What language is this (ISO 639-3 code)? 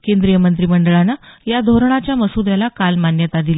mar